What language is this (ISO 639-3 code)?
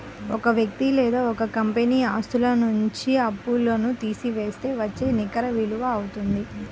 tel